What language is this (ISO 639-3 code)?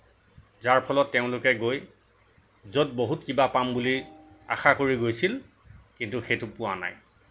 asm